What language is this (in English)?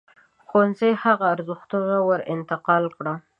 Pashto